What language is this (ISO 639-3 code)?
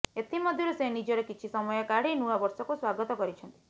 ori